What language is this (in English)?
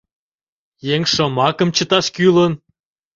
Mari